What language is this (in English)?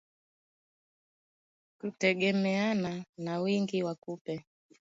Swahili